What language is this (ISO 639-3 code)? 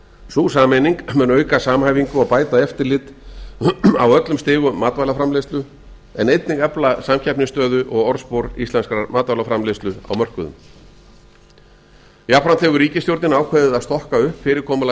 isl